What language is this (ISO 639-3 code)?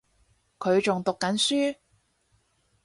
yue